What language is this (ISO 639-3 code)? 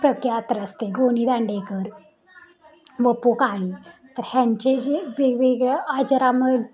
mar